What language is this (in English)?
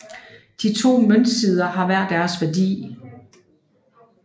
Danish